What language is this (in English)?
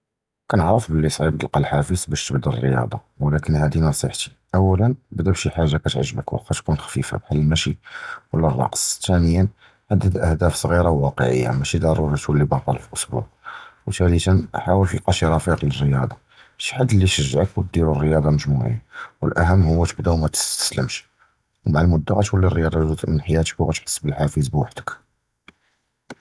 Judeo-Arabic